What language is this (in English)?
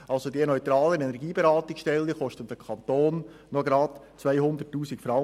Swiss German